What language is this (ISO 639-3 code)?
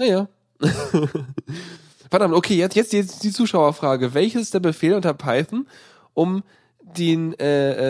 deu